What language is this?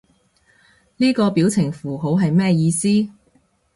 Cantonese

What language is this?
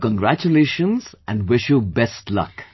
English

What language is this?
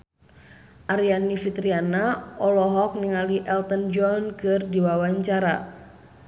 Sundanese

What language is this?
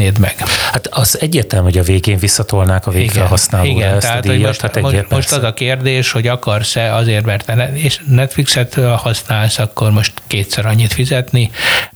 Hungarian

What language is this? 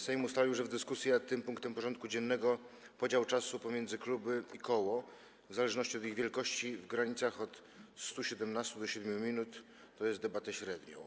Polish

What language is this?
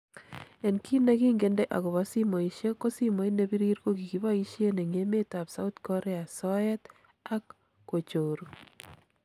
Kalenjin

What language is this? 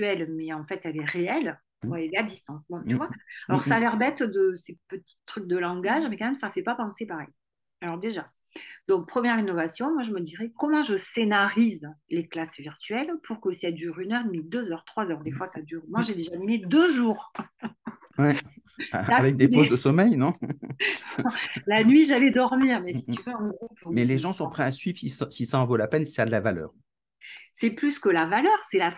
French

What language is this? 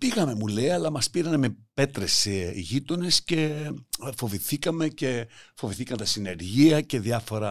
Greek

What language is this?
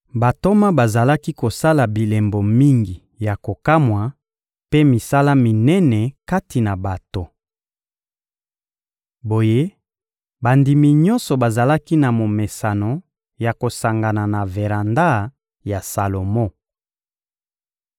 Lingala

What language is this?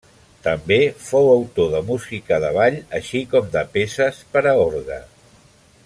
Catalan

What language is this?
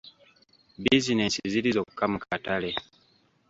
Ganda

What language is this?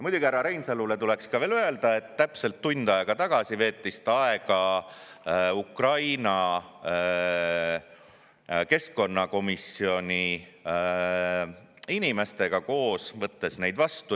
Estonian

